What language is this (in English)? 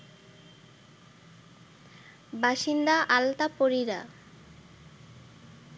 Bangla